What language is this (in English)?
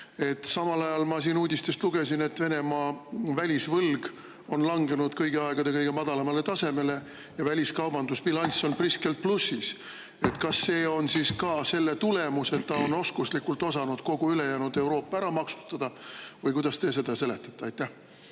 Estonian